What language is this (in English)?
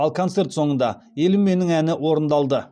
Kazakh